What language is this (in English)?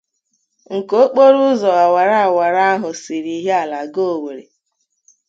Igbo